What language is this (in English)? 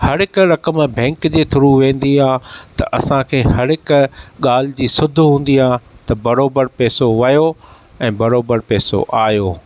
Sindhi